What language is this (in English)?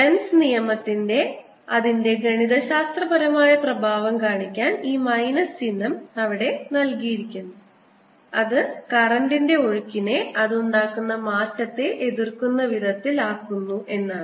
Malayalam